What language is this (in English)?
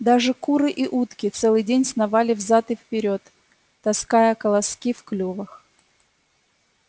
Russian